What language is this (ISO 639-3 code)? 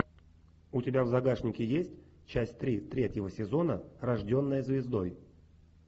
rus